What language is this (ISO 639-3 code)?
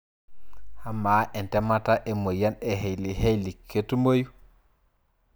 mas